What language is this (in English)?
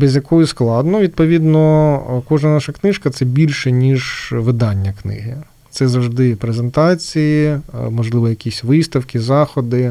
Ukrainian